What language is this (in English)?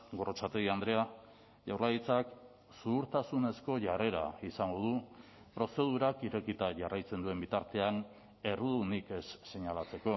Basque